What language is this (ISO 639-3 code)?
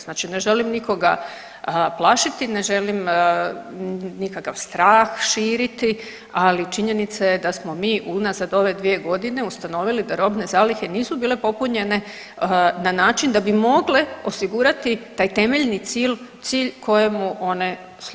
hrv